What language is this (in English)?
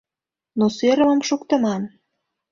Mari